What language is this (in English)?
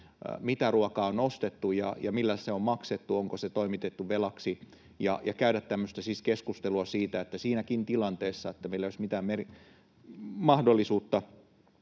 Finnish